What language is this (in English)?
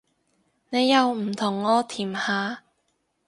Cantonese